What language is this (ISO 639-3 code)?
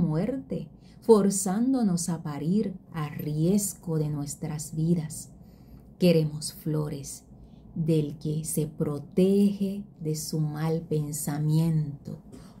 spa